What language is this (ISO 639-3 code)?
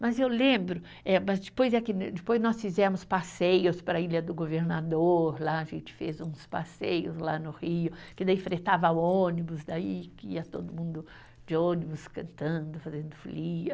por